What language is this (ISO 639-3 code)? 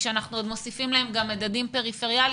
heb